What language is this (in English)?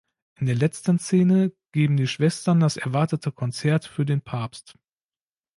German